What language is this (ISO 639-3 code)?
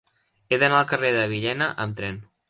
cat